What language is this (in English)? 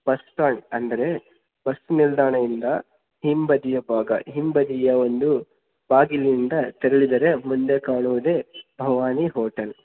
Kannada